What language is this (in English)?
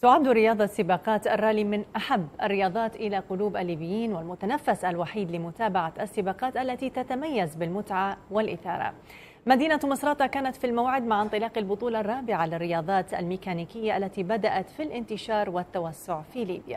Arabic